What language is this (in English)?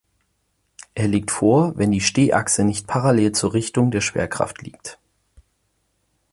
German